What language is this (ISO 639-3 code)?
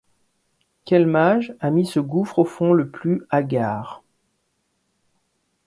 fra